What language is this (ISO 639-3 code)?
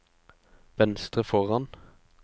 nor